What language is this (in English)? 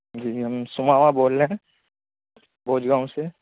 Urdu